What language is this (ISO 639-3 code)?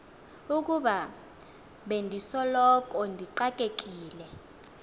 xho